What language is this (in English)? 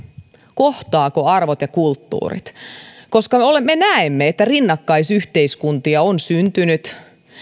Finnish